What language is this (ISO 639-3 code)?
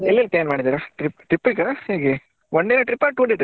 kan